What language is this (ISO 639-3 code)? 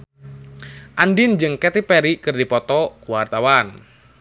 sun